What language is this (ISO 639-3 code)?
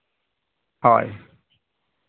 sat